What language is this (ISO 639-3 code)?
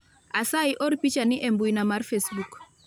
luo